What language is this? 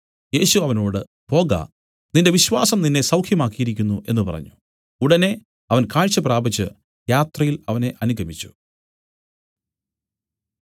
Malayalam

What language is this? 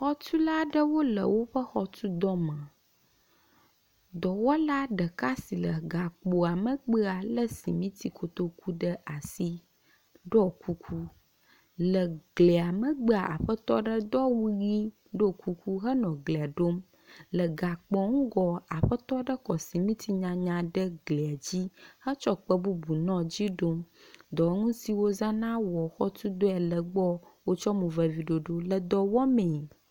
Ewe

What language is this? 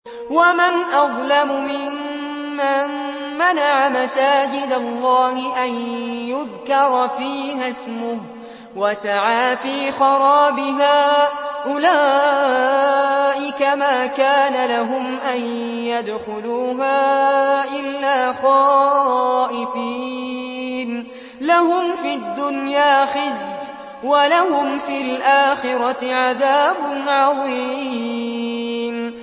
Arabic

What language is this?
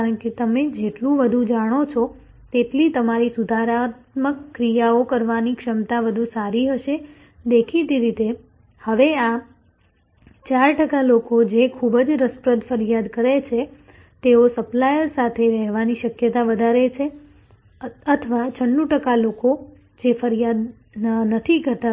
Gujarati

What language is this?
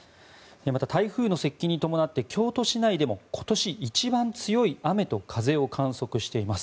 Japanese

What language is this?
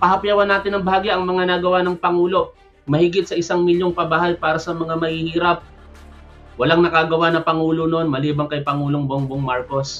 Filipino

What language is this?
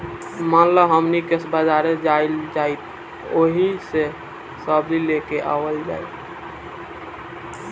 Bhojpuri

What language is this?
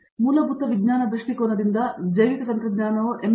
Kannada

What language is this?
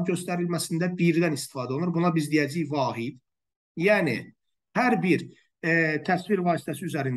Turkish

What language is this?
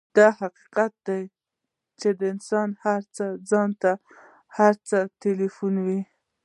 Pashto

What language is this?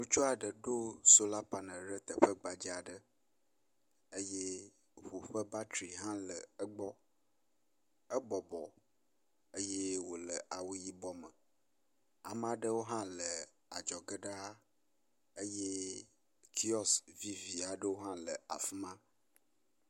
Ewe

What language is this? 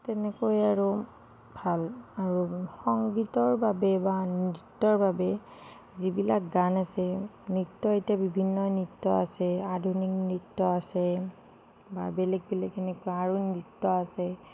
Assamese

